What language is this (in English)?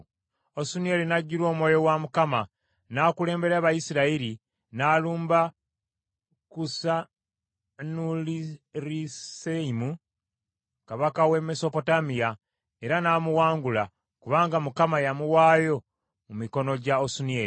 Ganda